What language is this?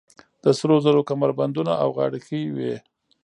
Pashto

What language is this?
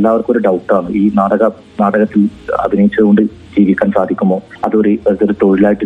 Malayalam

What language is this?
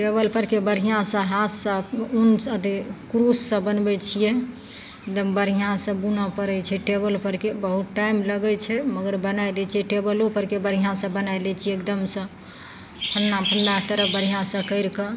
Maithili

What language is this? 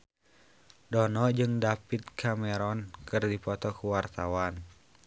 Sundanese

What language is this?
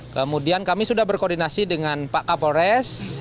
Indonesian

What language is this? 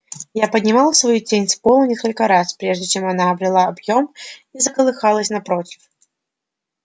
Russian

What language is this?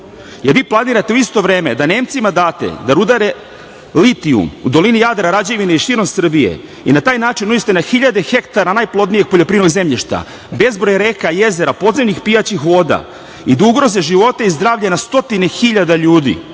Serbian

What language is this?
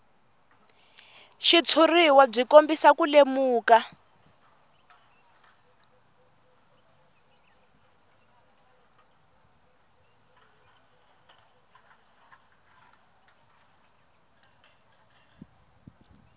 Tsonga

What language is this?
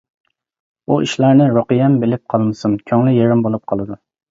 Uyghur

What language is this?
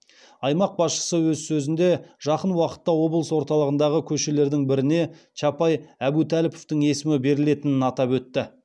Kazakh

